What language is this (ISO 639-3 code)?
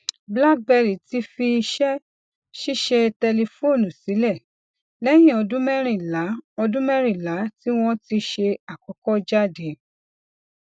yor